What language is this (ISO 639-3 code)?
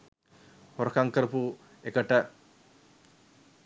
sin